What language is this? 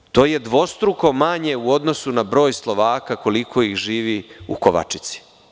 Serbian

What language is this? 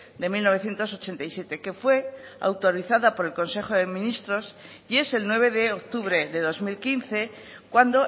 Spanish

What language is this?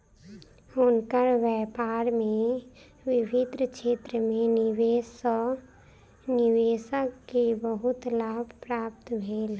Maithili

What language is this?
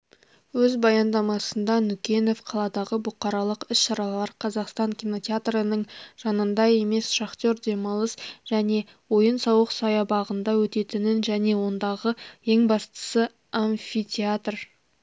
Kazakh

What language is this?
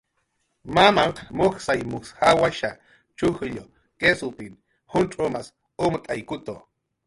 Jaqaru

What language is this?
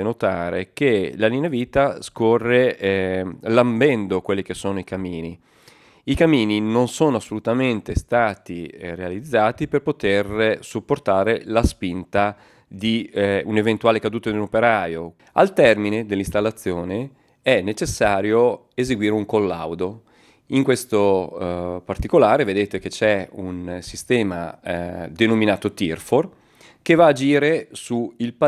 Italian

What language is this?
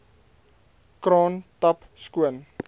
Afrikaans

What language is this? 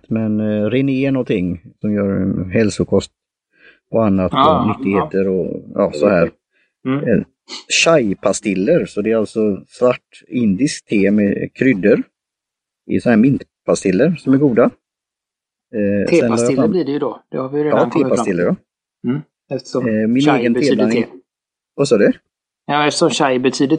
Swedish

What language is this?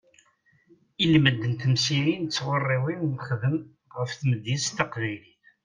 Kabyle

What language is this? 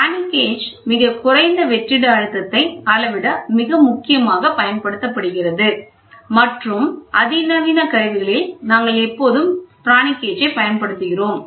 Tamil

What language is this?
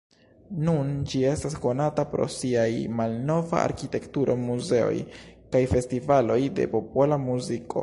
Esperanto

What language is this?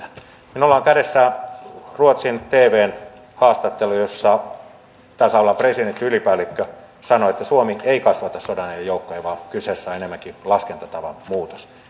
Finnish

